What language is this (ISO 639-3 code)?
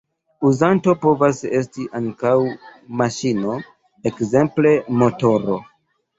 epo